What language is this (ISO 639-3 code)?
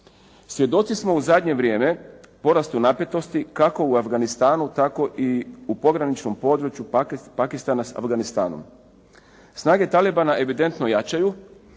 hrv